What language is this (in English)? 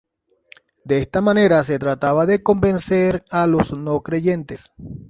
Spanish